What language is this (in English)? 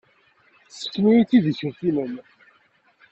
Kabyle